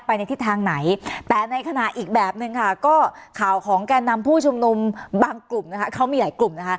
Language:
Thai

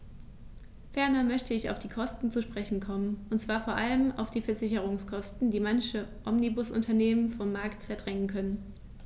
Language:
German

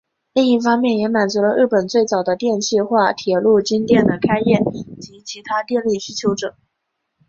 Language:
Chinese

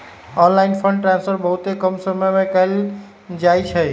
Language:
Magahi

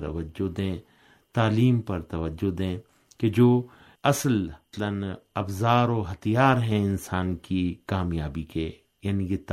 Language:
Urdu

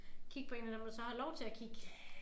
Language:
Danish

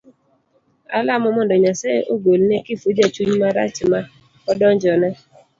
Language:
Luo (Kenya and Tanzania)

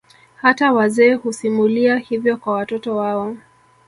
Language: Swahili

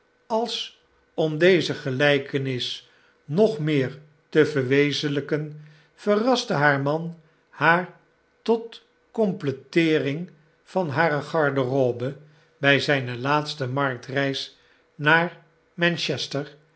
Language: Dutch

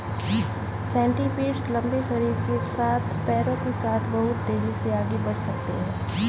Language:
Hindi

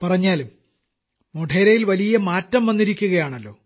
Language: Malayalam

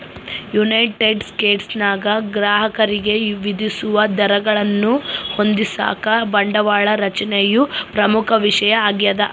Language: Kannada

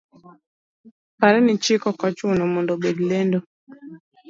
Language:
Luo (Kenya and Tanzania)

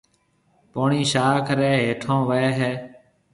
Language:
Marwari (Pakistan)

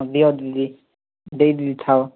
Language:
Odia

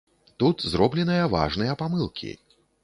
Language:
Belarusian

